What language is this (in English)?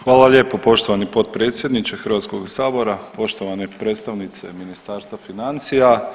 Croatian